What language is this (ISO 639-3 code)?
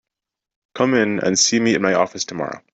eng